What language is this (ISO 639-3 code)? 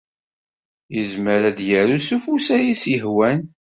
kab